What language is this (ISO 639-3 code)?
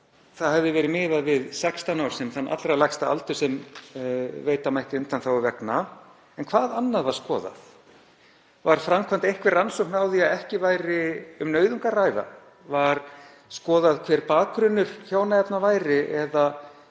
isl